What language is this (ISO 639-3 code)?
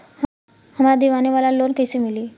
bho